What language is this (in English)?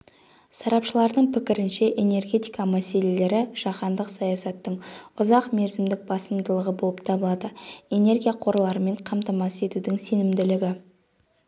Kazakh